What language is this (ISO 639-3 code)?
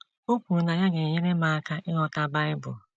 ibo